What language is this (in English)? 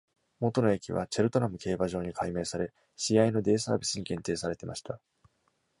Japanese